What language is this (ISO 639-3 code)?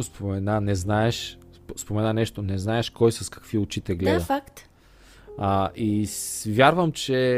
bul